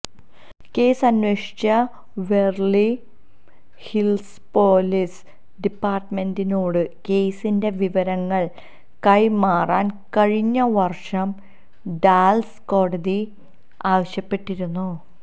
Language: Malayalam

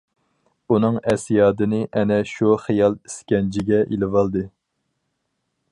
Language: Uyghur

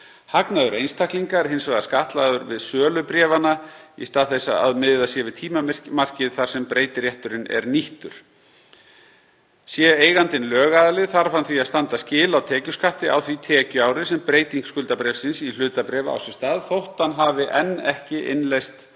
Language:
Icelandic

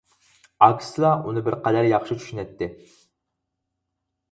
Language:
Uyghur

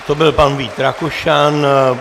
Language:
Czech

